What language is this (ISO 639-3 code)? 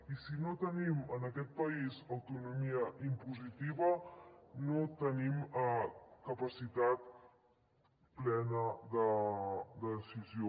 cat